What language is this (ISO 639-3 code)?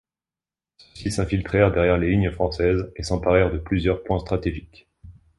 fra